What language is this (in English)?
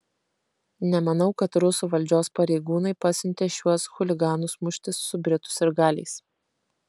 Lithuanian